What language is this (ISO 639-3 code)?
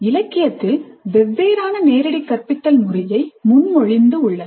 tam